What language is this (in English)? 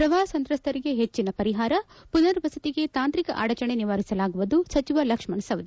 Kannada